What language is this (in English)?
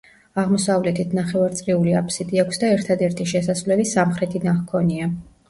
Georgian